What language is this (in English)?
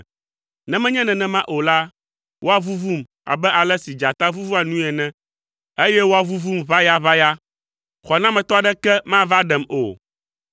Ewe